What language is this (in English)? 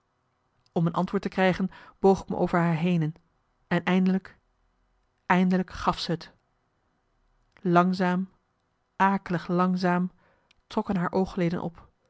Dutch